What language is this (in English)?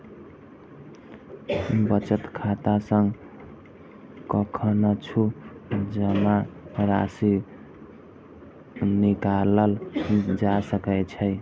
Maithili